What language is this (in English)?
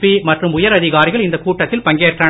Tamil